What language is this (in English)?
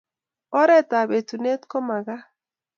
Kalenjin